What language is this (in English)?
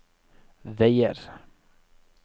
Norwegian